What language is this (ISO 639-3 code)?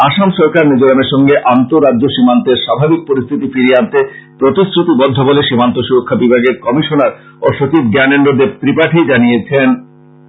ben